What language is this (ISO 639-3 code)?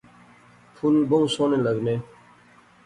phr